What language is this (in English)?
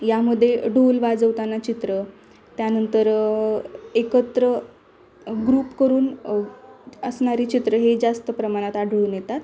Marathi